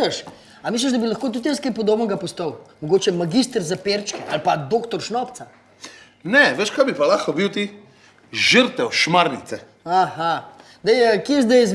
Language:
Slovenian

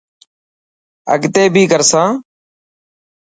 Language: Dhatki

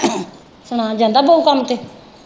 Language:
Punjabi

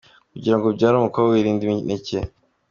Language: Kinyarwanda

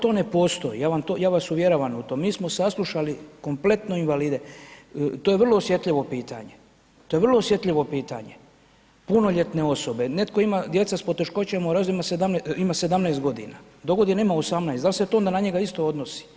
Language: Croatian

